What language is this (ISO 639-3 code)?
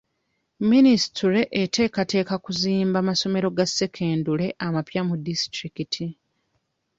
lug